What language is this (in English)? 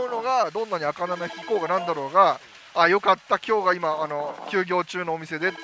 Japanese